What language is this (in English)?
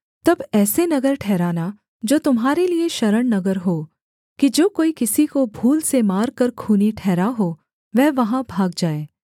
Hindi